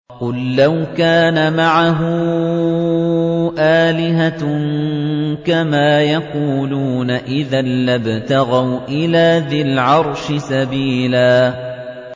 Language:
Arabic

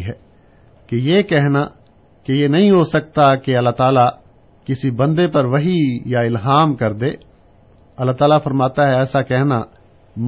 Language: Urdu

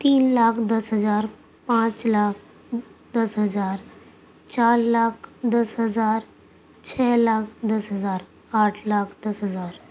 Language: Urdu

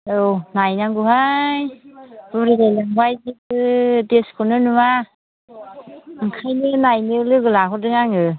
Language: Bodo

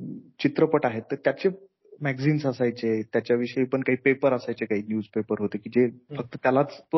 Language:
Marathi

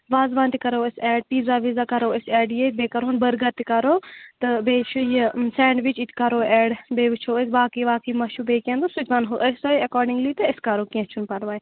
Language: Kashmiri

